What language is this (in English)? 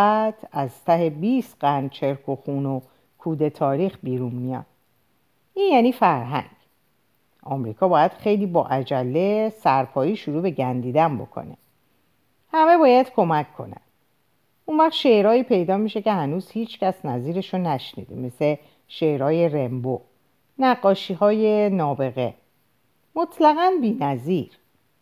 Persian